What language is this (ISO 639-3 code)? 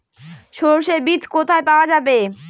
ben